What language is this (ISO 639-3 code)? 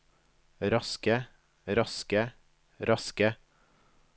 nor